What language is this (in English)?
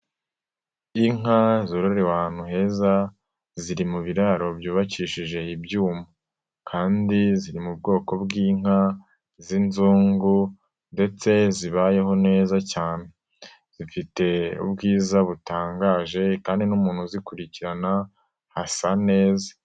Kinyarwanda